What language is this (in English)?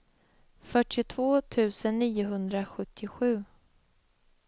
Swedish